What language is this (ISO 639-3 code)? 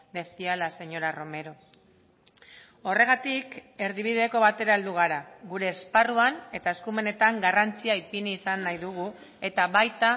eus